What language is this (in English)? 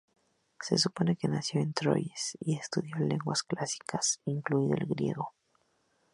Spanish